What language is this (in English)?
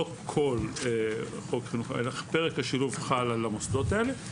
Hebrew